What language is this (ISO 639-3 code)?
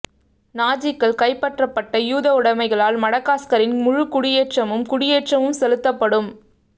tam